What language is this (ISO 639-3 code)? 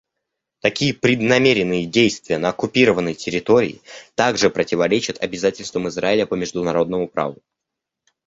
rus